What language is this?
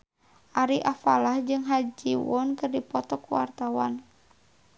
Sundanese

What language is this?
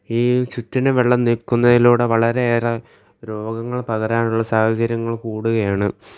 Malayalam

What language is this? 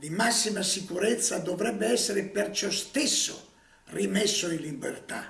Italian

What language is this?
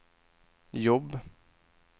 Swedish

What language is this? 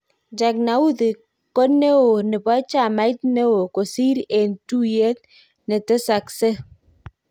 Kalenjin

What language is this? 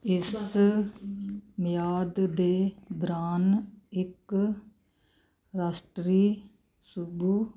Punjabi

